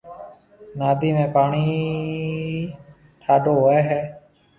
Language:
Marwari (Pakistan)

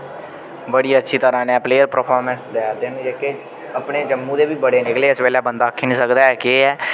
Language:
Dogri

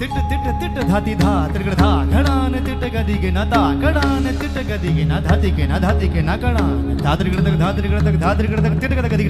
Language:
Marathi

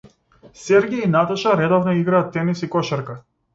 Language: Macedonian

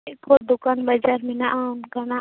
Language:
Santali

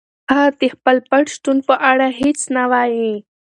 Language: Pashto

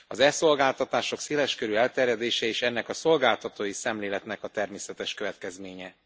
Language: Hungarian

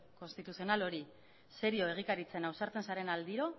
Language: Basque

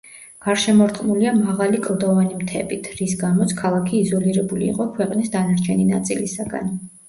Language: Georgian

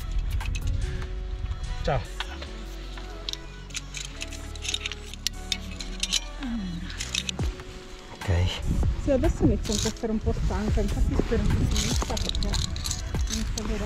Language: Italian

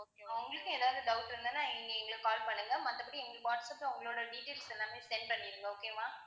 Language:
Tamil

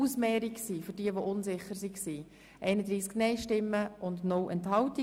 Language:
Swiss German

